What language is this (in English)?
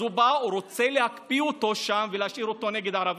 Hebrew